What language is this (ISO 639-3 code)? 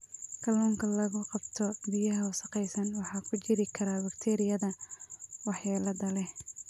som